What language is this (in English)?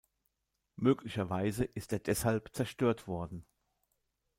German